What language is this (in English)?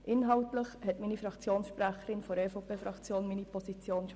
Swiss German